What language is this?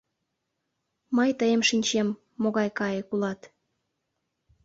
Mari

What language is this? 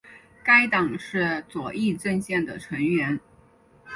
Chinese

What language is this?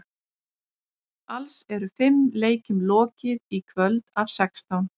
Icelandic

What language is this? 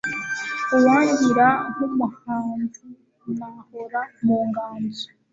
Kinyarwanda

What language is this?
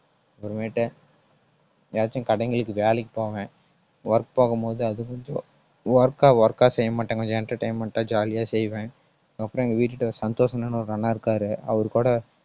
Tamil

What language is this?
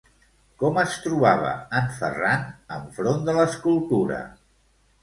Catalan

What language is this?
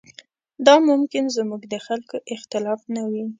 Pashto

